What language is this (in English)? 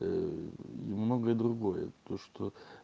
Russian